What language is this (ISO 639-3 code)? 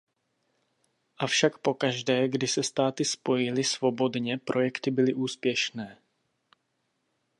ces